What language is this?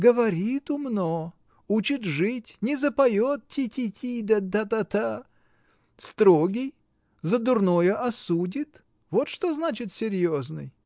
Russian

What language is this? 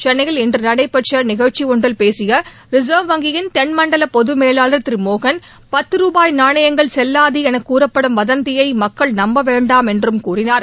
Tamil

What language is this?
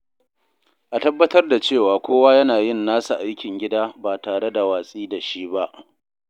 Hausa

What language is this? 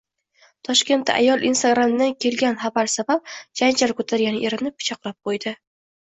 Uzbek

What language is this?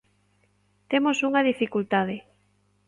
Galician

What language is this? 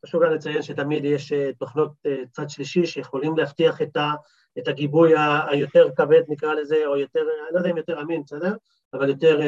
Hebrew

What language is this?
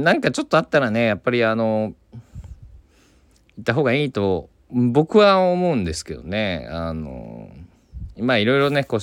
Japanese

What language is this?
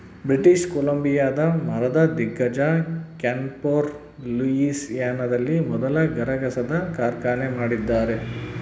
Kannada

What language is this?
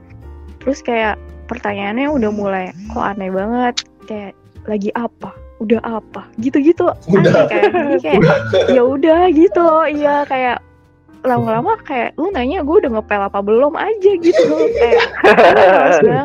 Indonesian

